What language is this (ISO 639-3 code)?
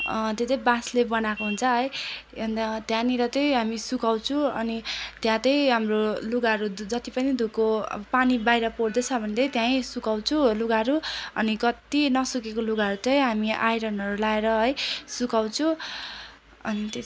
nep